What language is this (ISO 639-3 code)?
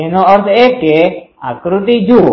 guj